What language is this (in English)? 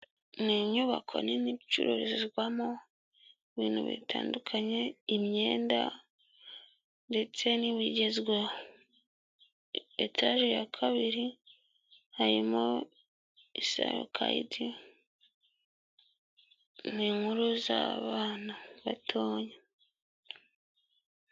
Kinyarwanda